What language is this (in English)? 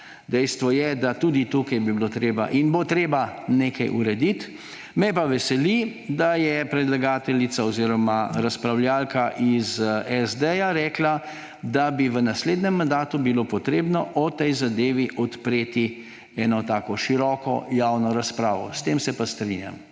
Slovenian